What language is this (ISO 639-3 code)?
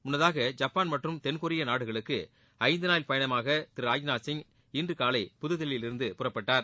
tam